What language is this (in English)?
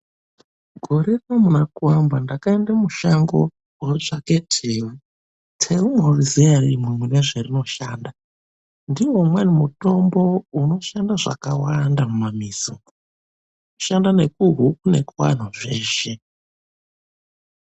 Ndau